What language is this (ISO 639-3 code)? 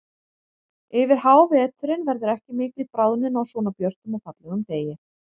isl